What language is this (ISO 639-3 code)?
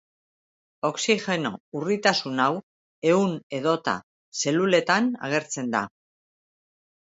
eus